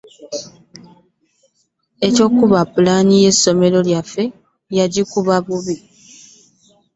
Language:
Ganda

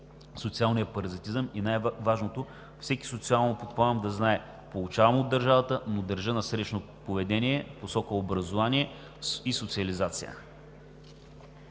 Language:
Bulgarian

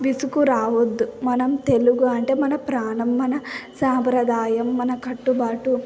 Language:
Telugu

